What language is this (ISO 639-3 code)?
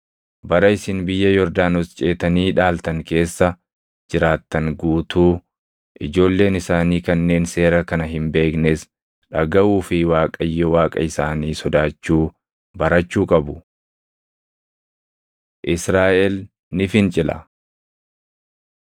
orm